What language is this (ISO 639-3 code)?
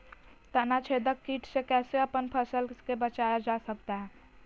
mag